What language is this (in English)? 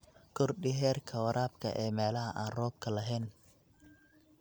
Somali